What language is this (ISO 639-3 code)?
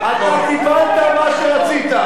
heb